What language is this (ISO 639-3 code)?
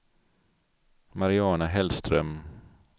swe